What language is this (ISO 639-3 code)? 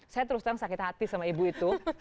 ind